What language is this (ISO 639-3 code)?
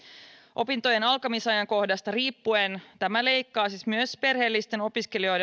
fin